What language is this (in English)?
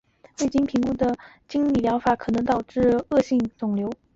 Chinese